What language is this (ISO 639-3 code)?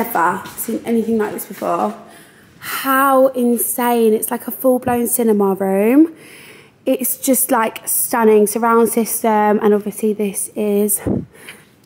eng